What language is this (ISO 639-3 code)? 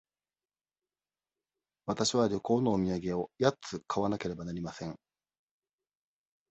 jpn